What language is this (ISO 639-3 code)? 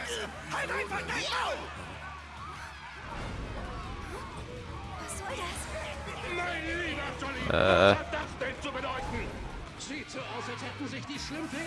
deu